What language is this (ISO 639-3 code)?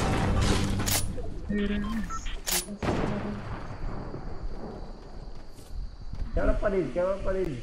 por